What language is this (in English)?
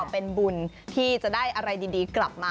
Thai